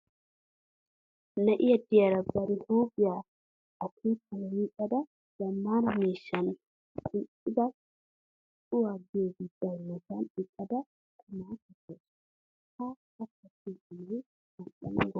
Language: Wolaytta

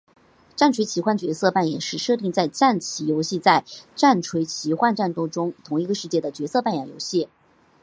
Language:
Chinese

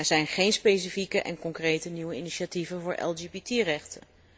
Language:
Dutch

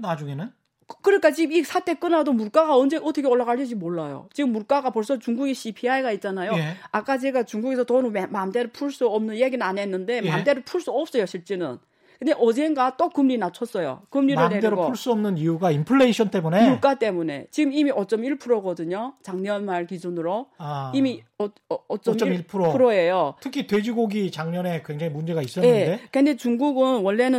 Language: Korean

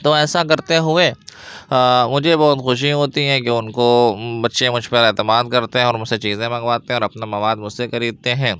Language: Urdu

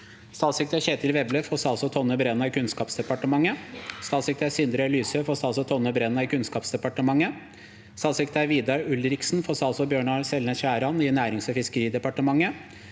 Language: Norwegian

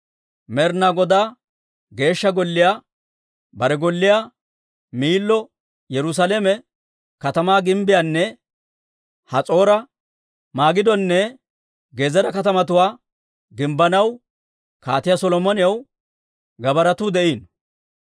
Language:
Dawro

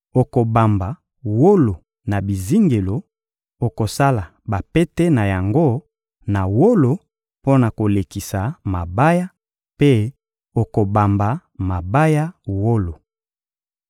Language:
Lingala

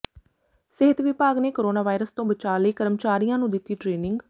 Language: Punjabi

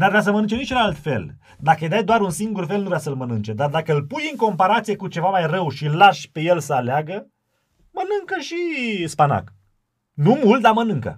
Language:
Romanian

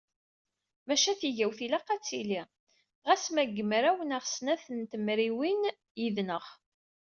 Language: Kabyle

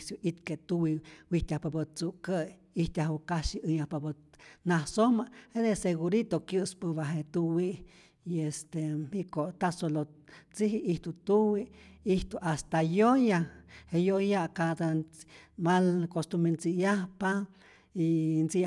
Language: Rayón Zoque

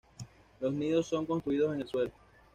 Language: Spanish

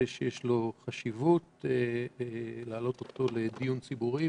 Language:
Hebrew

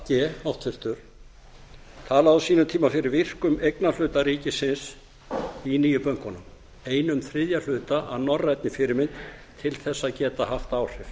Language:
Icelandic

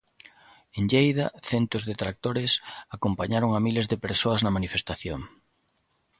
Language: Galician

